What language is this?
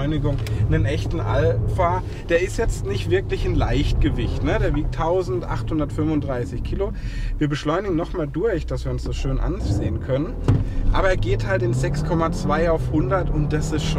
German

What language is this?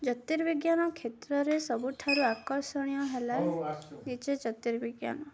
Odia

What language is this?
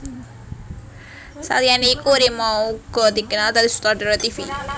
Javanese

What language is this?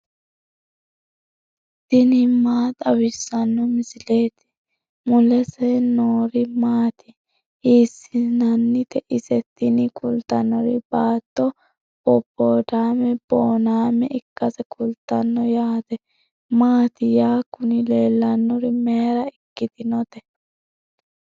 Sidamo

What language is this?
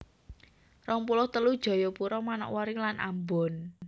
Javanese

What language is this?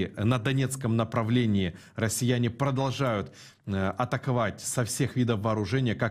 Russian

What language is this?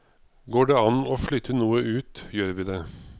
Norwegian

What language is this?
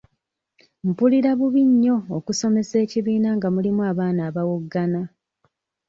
Ganda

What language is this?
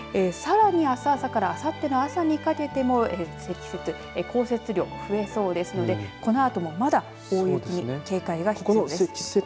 Japanese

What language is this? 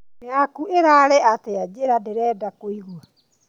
Kikuyu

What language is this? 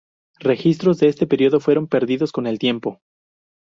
Spanish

